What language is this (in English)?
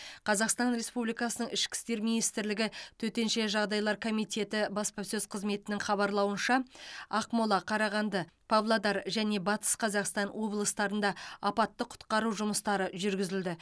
Kazakh